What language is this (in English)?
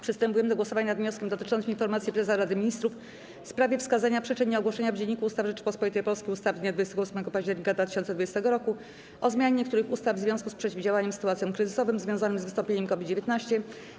Polish